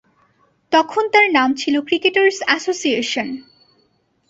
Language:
Bangla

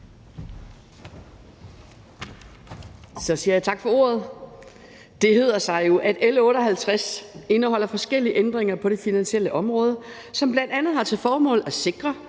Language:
Danish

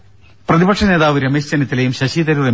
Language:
Malayalam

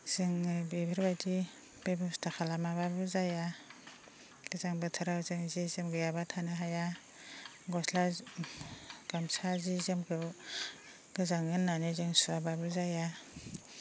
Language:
Bodo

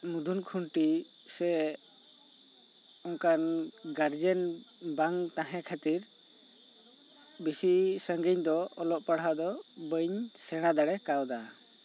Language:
Santali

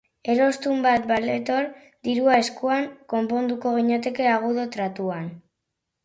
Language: Basque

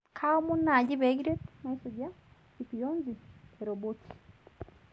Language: Masai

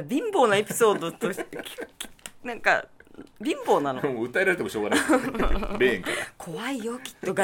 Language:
Japanese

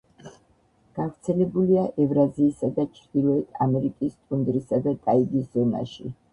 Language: Georgian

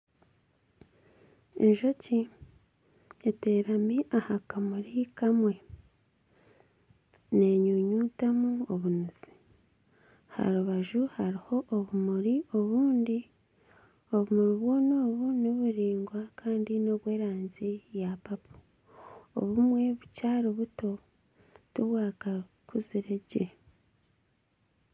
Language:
Nyankole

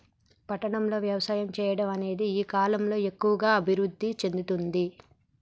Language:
Telugu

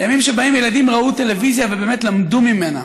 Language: Hebrew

